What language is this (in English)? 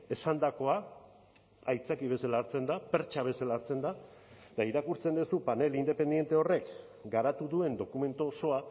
Basque